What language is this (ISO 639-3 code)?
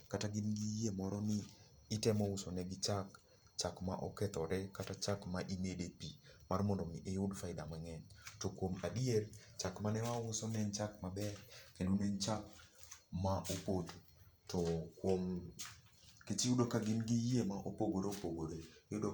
luo